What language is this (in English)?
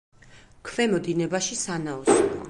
Georgian